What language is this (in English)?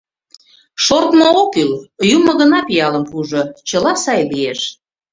Mari